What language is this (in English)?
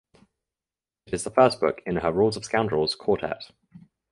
English